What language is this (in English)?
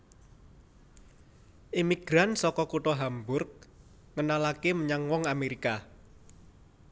Javanese